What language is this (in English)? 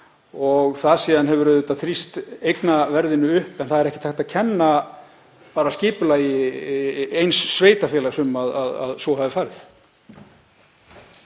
Icelandic